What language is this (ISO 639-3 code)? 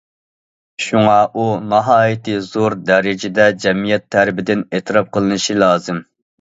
uig